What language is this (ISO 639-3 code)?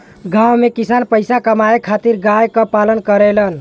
bho